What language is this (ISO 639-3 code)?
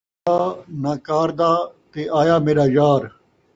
skr